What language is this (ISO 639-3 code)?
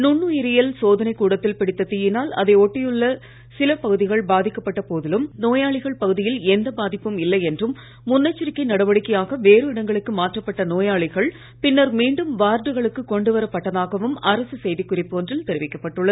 tam